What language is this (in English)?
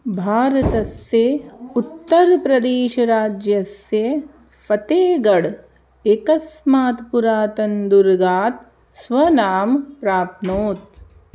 Sanskrit